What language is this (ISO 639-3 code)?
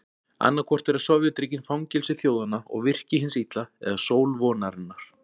isl